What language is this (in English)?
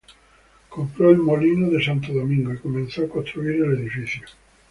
Spanish